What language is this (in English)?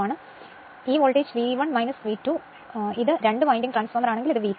Malayalam